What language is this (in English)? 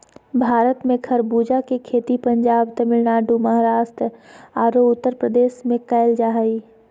Magahi